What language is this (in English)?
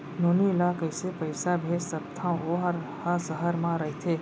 Chhattisgarhi